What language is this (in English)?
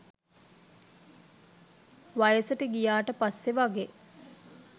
Sinhala